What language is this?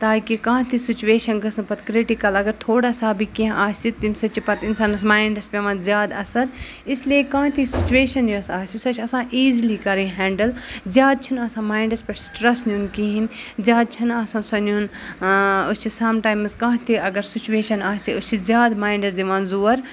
Kashmiri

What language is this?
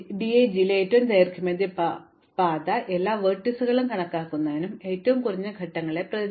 Malayalam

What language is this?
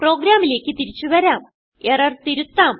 Malayalam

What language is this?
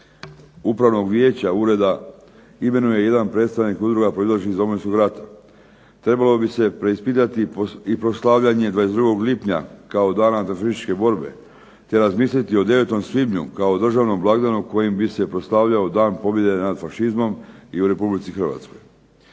Croatian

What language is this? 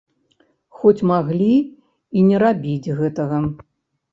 Belarusian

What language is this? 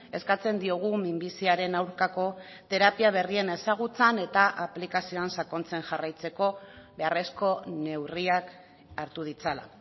Basque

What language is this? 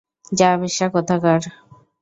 Bangla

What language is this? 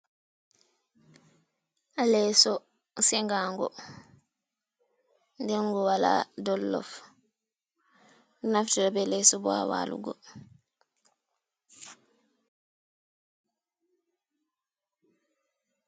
Fula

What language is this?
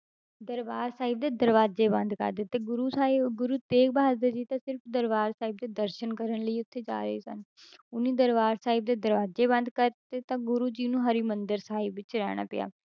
Punjabi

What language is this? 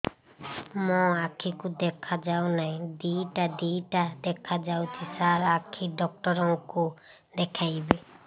Odia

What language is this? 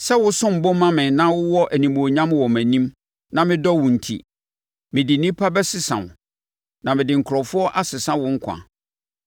Akan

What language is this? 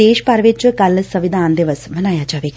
Punjabi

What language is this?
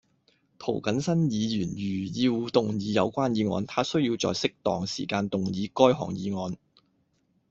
Cantonese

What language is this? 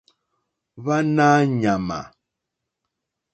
Mokpwe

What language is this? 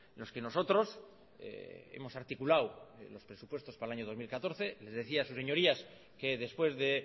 Spanish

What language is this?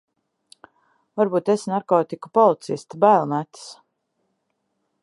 Latvian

